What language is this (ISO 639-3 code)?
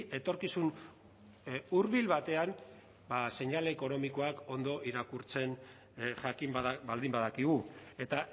eus